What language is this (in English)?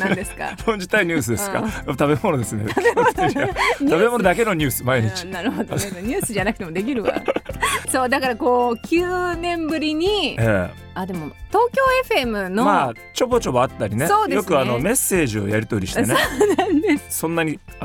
Japanese